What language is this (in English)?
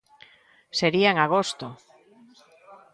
Galician